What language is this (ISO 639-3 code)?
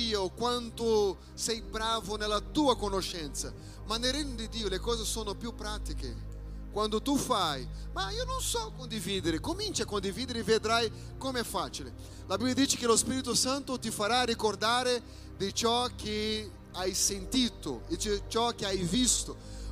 ita